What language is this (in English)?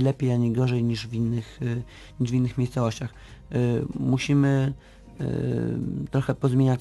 Polish